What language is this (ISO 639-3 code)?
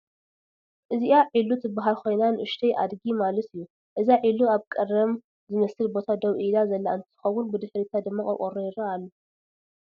tir